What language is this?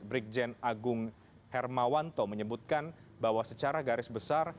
Indonesian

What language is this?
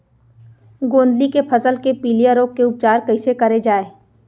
Chhattisgarhi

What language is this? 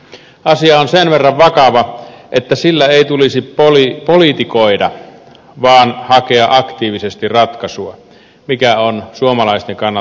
Finnish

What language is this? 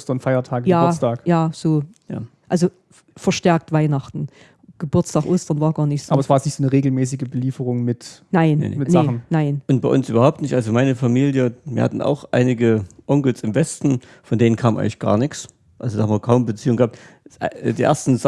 German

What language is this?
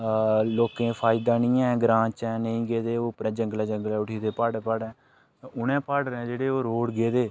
Dogri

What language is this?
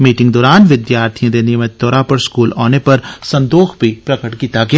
Dogri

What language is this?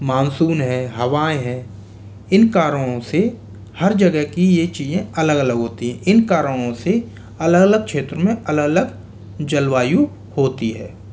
Hindi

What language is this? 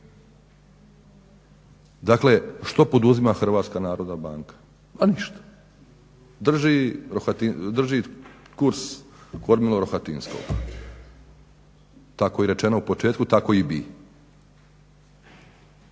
Croatian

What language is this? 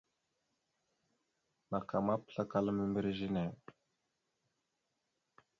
Mada (Cameroon)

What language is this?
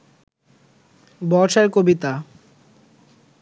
Bangla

